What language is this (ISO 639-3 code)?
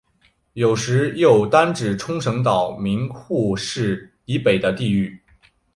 zho